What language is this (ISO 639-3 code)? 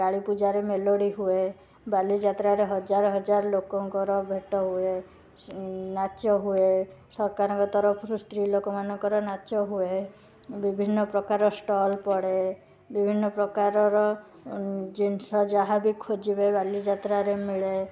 ori